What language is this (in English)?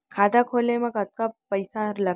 Chhattisgarhi